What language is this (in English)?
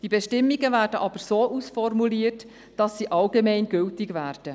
Swiss German